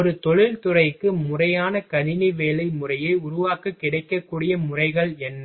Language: Tamil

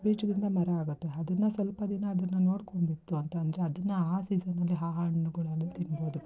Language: Kannada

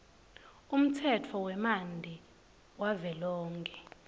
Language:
Swati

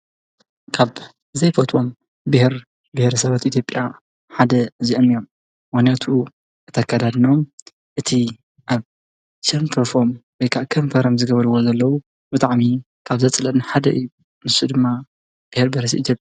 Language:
Tigrinya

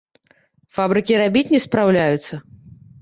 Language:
Belarusian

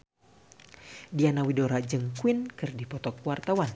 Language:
Sundanese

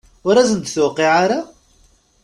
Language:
Kabyle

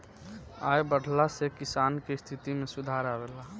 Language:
Bhojpuri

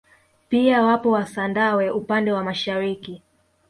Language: Swahili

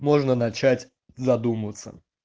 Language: Russian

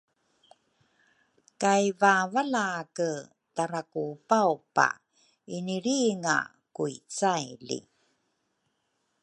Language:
Rukai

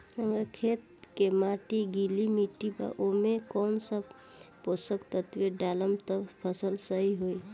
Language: Bhojpuri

